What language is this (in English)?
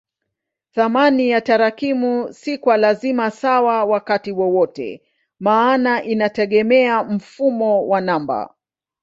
Swahili